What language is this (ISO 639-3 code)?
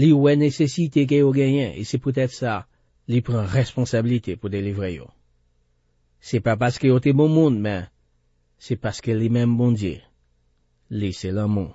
fra